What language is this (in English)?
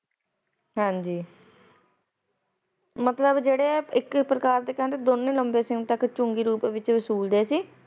Punjabi